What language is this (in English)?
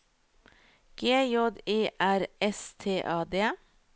Norwegian